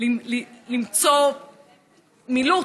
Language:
Hebrew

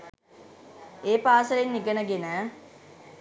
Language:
Sinhala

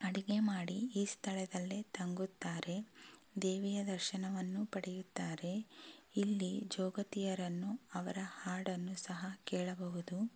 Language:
Kannada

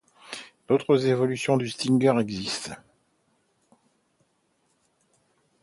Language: French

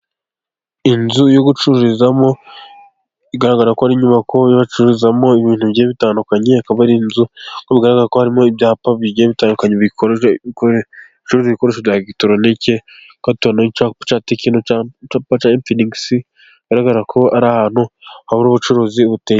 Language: Kinyarwanda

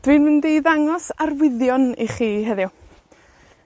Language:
Welsh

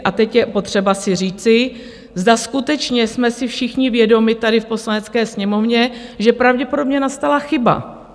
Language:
Czech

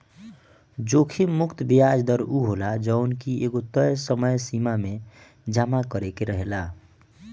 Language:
Bhojpuri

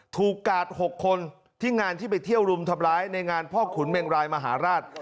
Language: Thai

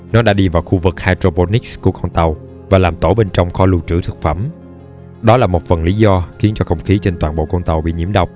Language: Vietnamese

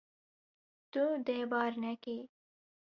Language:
Kurdish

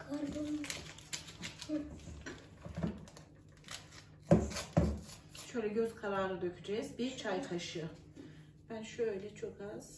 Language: Turkish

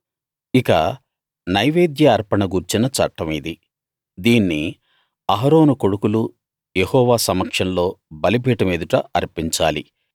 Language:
Telugu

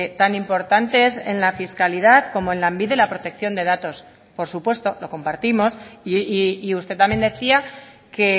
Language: Spanish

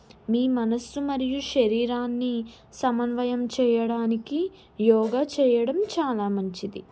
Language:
Telugu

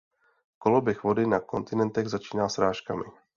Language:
Czech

